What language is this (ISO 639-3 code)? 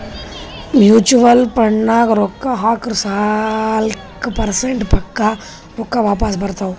kan